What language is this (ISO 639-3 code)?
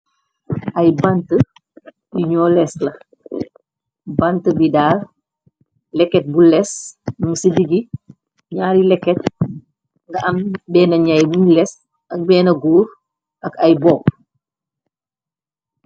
wol